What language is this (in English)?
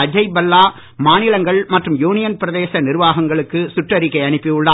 Tamil